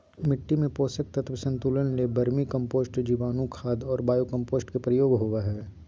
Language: Magahi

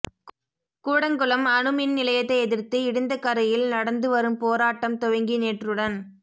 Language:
Tamil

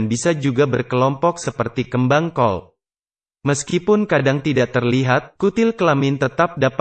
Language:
Indonesian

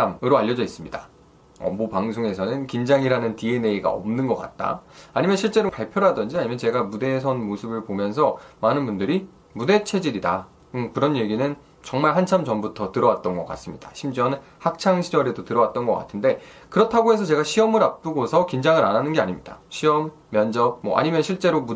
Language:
Korean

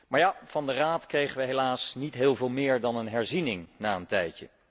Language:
Dutch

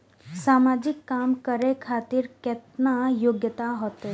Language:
Maithili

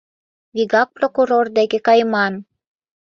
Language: Mari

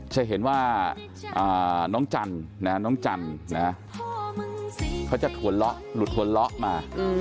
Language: Thai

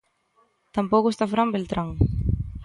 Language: Galician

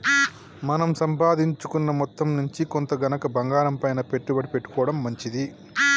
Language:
Telugu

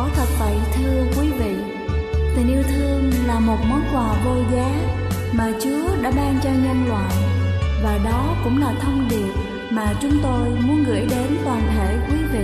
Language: Vietnamese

